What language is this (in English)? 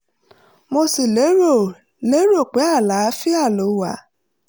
Yoruba